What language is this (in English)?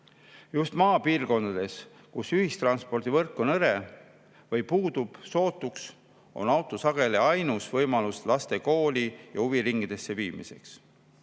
Estonian